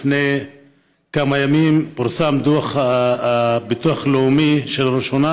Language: Hebrew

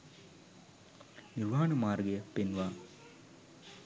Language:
Sinhala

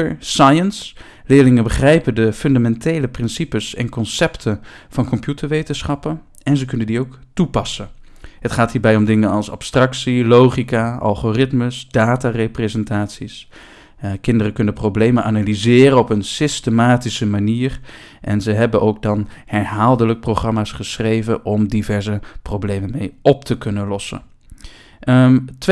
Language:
Dutch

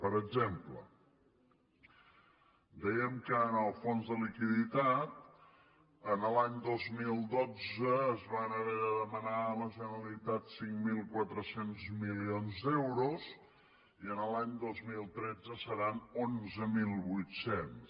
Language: Catalan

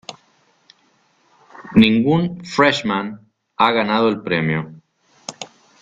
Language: Spanish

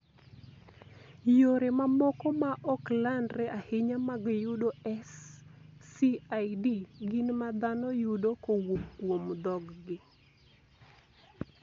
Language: Luo (Kenya and Tanzania)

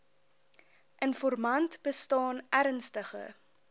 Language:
Afrikaans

